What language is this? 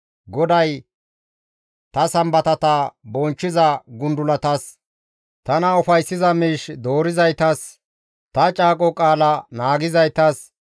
Gamo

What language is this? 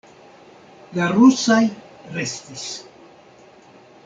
Esperanto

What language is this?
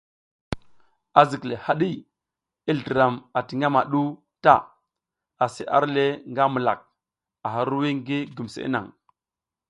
South Giziga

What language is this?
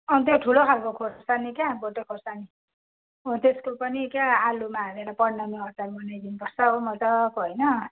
Nepali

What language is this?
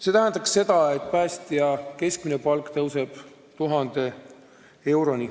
Estonian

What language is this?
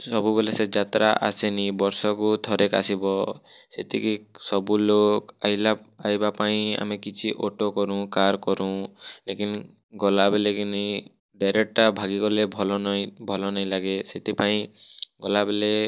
Odia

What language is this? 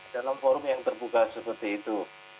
Indonesian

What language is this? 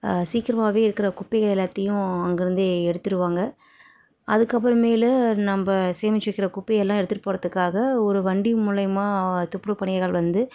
Tamil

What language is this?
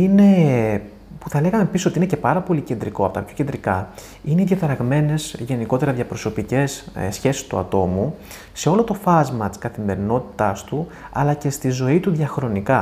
Greek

